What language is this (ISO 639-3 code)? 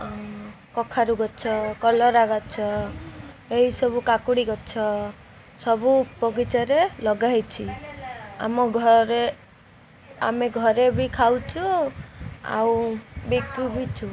ori